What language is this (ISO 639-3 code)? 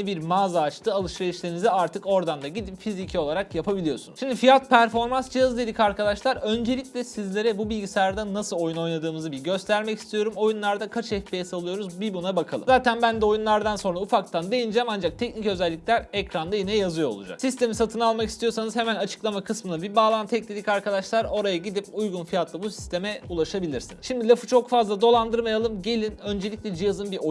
tur